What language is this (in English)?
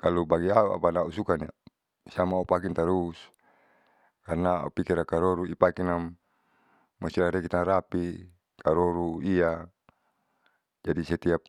Saleman